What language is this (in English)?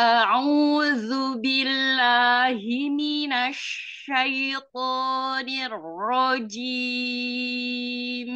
Indonesian